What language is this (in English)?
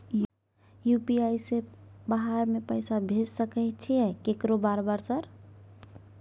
Maithili